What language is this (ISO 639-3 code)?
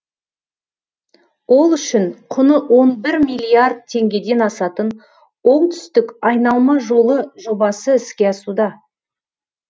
kaz